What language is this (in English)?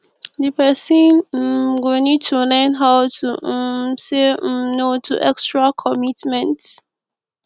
Nigerian Pidgin